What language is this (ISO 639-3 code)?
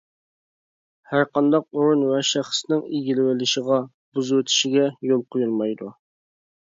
uig